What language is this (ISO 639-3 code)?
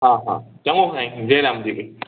snd